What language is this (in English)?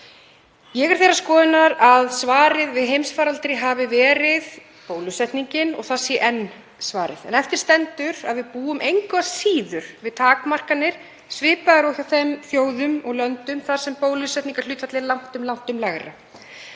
Icelandic